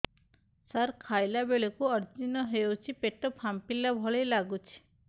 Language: Odia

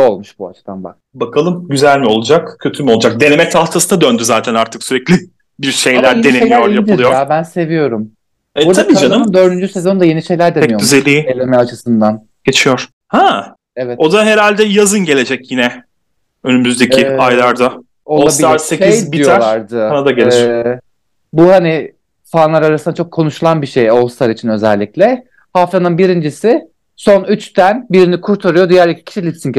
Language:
Turkish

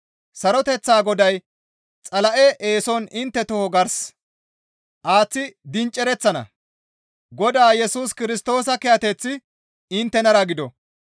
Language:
Gamo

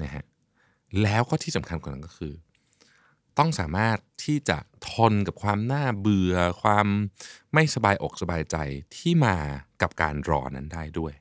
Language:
Thai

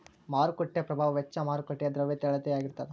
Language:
Kannada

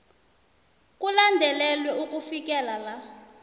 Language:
South Ndebele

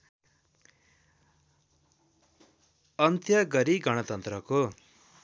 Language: Nepali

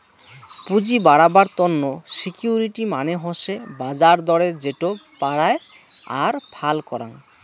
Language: Bangla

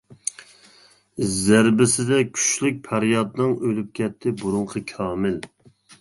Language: Uyghur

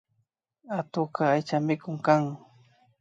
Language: Imbabura Highland Quichua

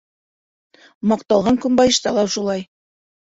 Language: Bashkir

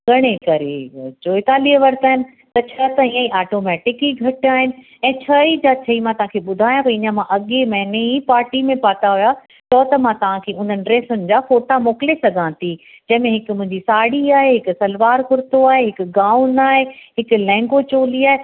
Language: Sindhi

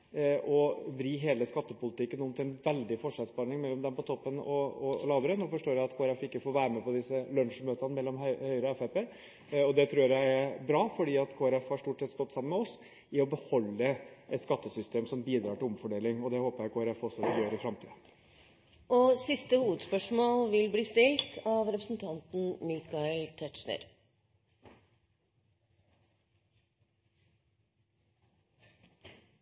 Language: Norwegian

